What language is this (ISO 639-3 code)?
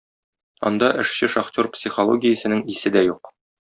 tat